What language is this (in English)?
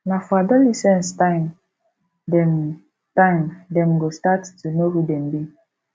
Nigerian Pidgin